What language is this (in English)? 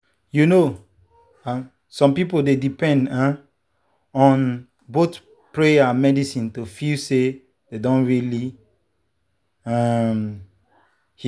Nigerian Pidgin